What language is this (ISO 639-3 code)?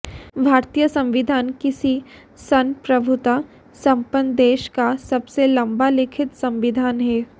hin